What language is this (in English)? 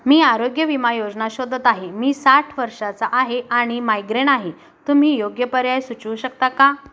Marathi